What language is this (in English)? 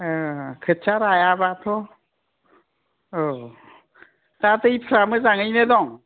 Bodo